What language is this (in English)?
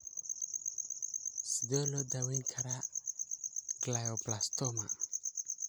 Somali